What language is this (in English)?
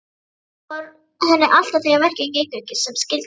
Icelandic